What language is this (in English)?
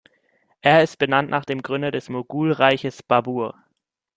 German